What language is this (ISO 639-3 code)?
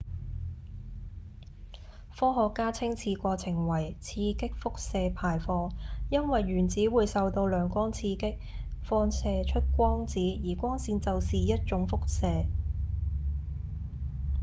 yue